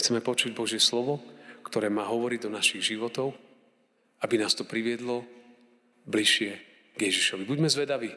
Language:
Slovak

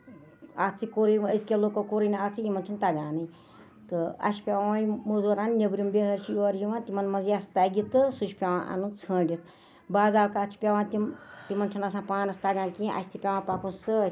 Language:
Kashmiri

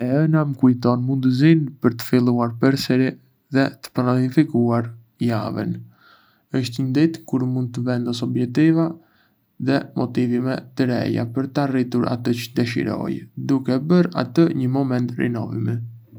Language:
Arbëreshë Albanian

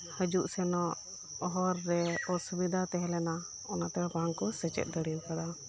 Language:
Santali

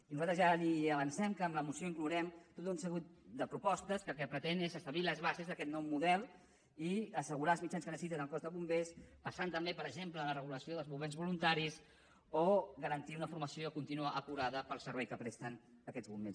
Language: Catalan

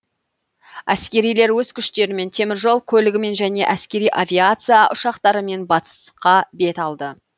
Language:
Kazakh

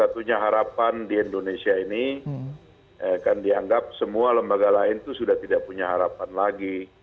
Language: Indonesian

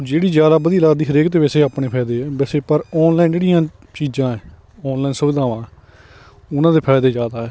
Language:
Punjabi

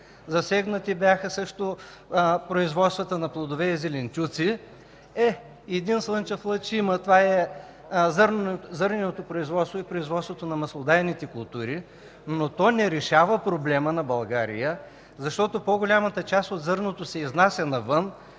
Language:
Bulgarian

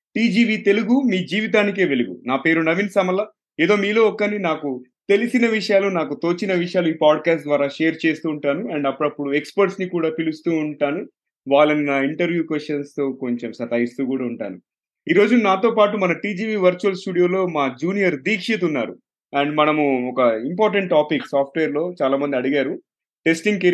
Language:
Telugu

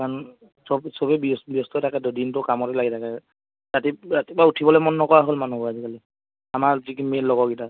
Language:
Assamese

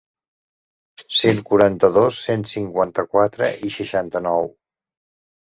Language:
Catalan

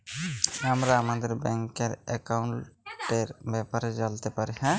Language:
Bangla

